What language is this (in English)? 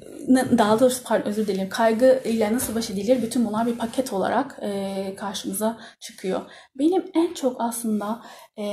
Turkish